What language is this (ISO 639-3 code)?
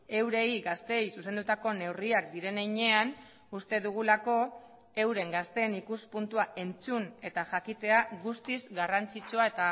eus